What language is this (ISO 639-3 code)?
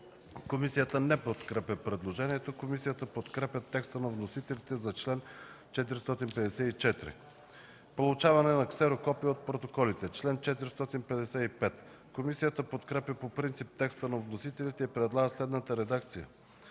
bul